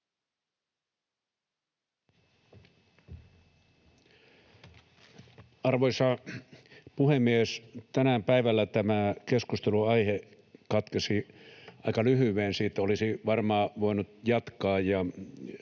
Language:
Finnish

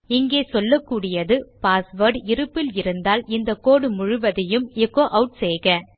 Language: Tamil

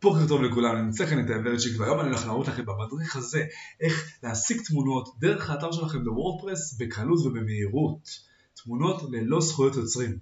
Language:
Hebrew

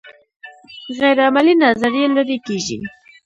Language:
Pashto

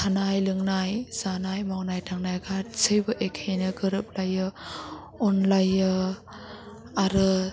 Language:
Bodo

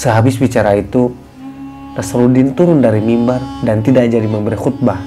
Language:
Indonesian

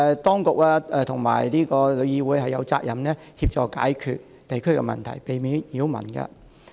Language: Cantonese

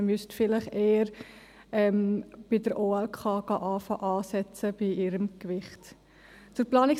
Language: Swiss German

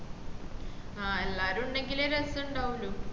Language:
Malayalam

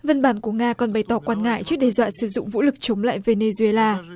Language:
Vietnamese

